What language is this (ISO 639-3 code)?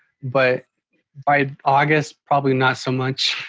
eng